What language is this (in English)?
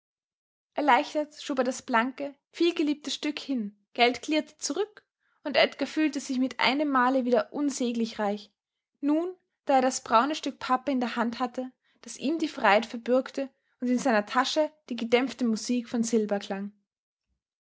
German